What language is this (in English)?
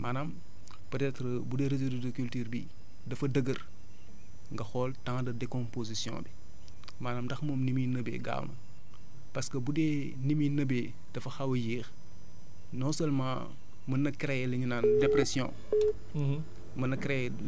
Wolof